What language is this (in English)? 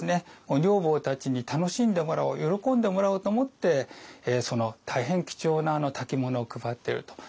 Japanese